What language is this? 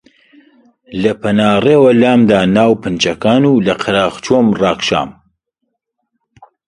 Central Kurdish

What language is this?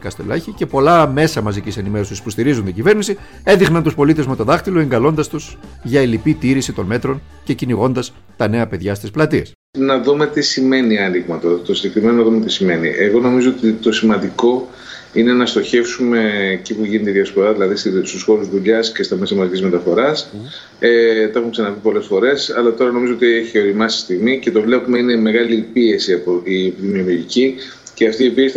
Greek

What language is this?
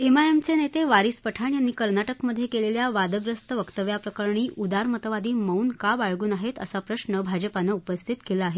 Marathi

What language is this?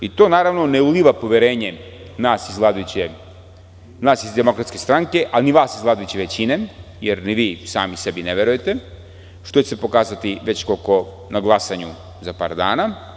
Serbian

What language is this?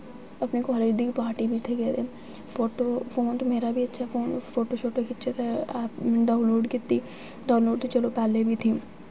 Dogri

